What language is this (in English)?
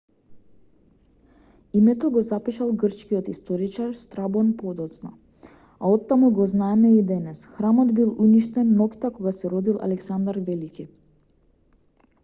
Macedonian